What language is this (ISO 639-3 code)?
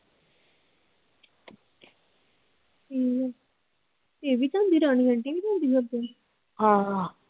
pan